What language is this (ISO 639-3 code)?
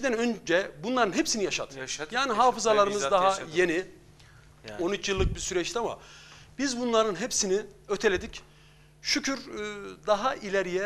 tur